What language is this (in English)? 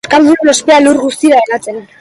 Basque